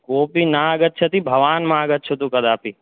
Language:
Sanskrit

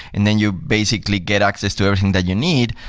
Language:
English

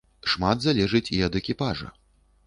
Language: Belarusian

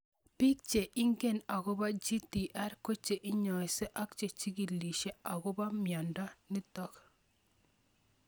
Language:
Kalenjin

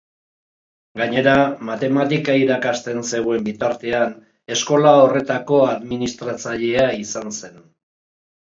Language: Basque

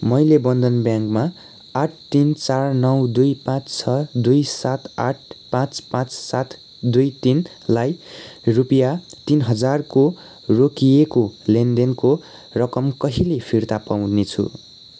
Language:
Nepali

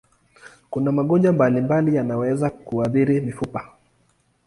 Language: Swahili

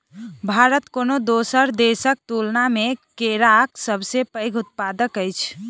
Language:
Maithili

